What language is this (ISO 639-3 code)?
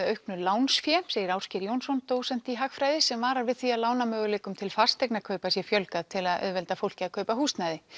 isl